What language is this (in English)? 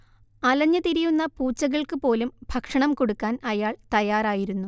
Malayalam